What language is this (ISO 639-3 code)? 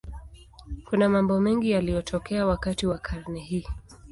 swa